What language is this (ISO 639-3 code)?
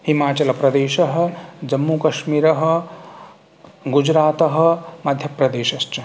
san